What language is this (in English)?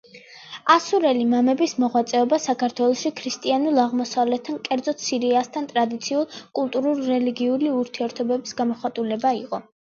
Georgian